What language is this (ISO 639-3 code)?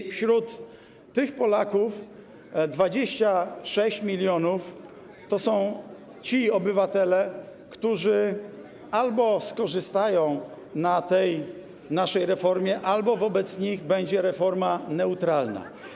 pol